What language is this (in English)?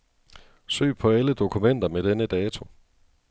Danish